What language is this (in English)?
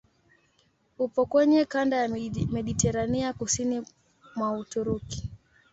Swahili